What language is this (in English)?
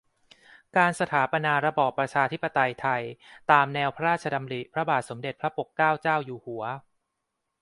Thai